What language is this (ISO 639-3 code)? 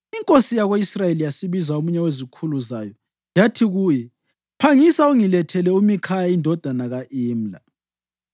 nde